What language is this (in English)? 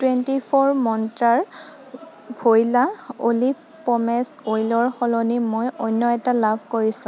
Assamese